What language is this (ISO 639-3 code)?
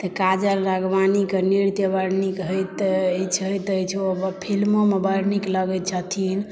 mai